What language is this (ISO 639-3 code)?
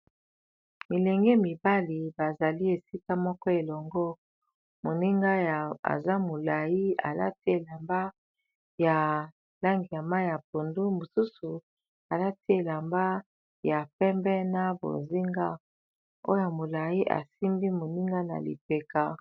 lin